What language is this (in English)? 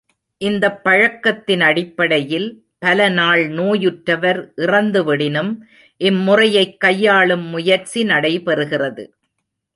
Tamil